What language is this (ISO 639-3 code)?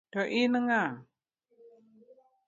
luo